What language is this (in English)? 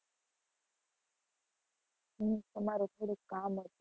Gujarati